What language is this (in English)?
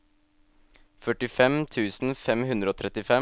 Norwegian